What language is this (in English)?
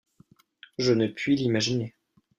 French